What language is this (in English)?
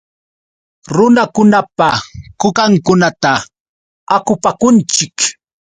Yauyos Quechua